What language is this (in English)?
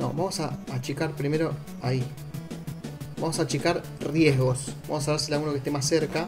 Spanish